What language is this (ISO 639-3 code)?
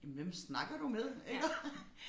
dan